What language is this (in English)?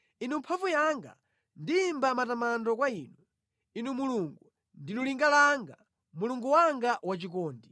Nyanja